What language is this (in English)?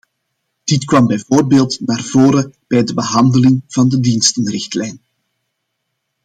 Dutch